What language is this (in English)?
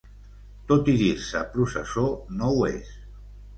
Catalan